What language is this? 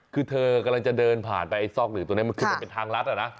Thai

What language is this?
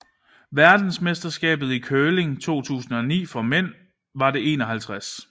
Danish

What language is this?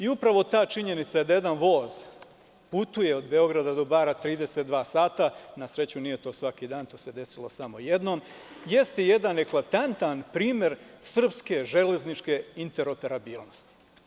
Serbian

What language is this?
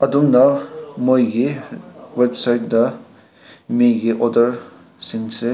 Manipuri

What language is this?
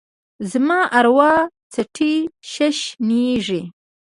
Pashto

